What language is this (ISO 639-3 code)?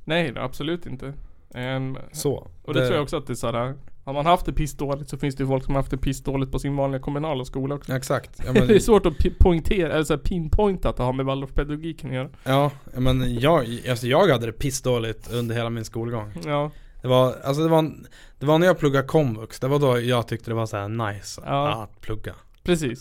swe